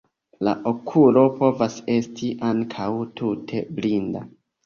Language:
Esperanto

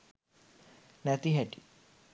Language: Sinhala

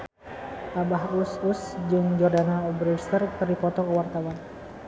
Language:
Sundanese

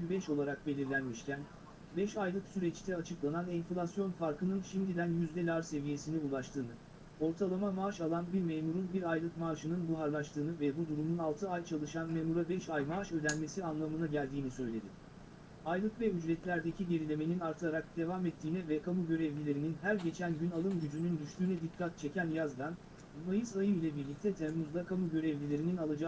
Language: Turkish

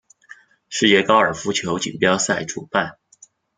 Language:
Chinese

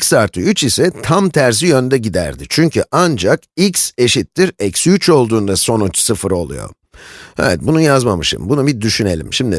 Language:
Turkish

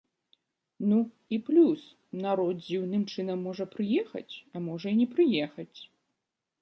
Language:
Belarusian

